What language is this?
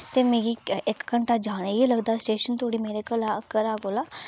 Dogri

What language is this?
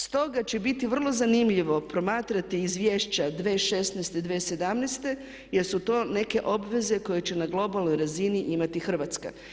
Croatian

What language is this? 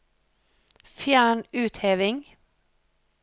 Norwegian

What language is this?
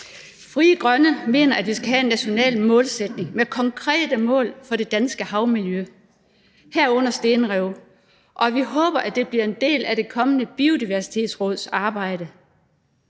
Danish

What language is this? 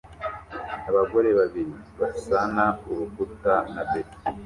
Kinyarwanda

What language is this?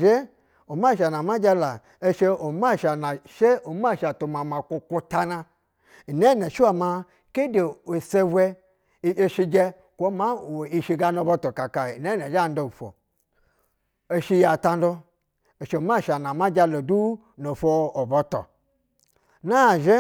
Basa (Nigeria)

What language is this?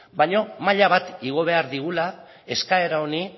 Basque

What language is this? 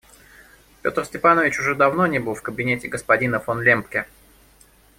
Russian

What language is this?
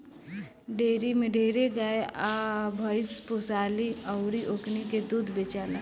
Bhojpuri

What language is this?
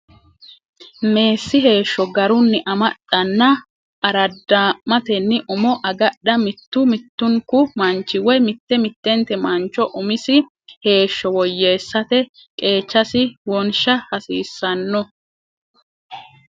Sidamo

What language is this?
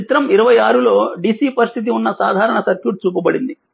Telugu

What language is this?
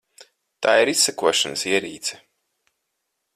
Latvian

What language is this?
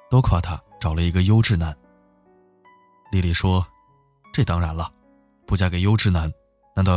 Chinese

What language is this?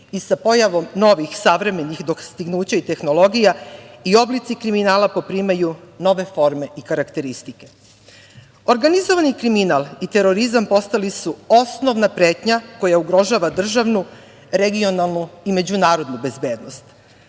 Serbian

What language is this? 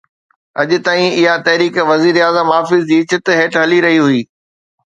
Sindhi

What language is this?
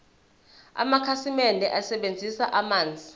Zulu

